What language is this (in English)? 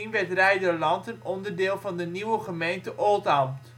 Dutch